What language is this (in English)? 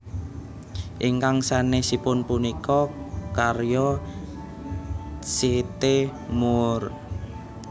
Javanese